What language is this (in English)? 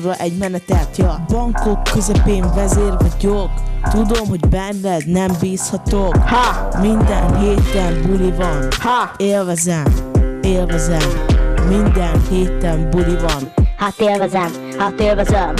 Hungarian